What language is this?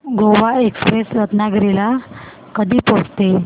Marathi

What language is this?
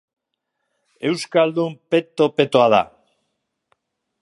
Basque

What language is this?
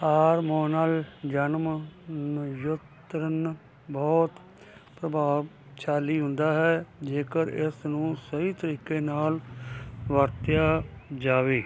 Punjabi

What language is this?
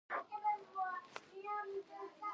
Pashto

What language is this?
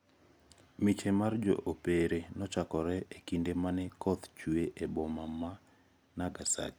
Luo (Kenya and Tanzania)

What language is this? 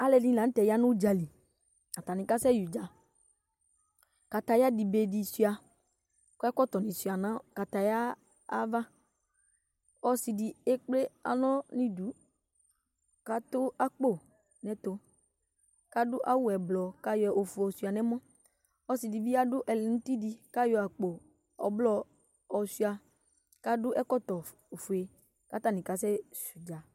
Ikposo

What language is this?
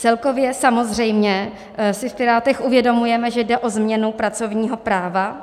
Czech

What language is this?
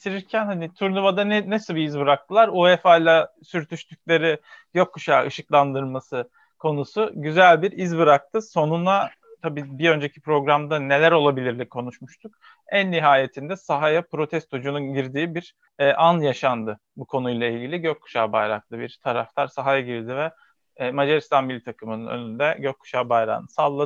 Turkish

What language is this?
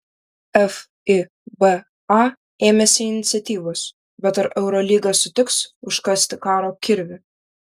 Lithuanian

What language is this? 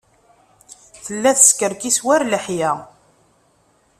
Kabyle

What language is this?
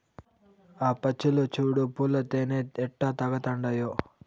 Telugu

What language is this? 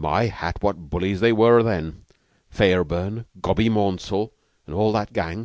English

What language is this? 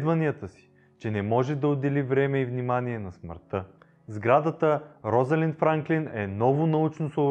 Bulgarian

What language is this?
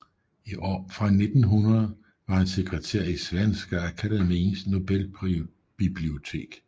Danish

